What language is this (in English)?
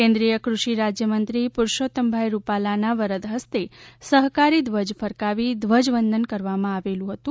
Gujarati